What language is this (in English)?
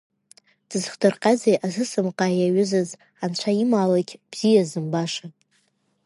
Abkhazian